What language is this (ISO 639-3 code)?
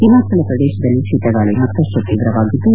kan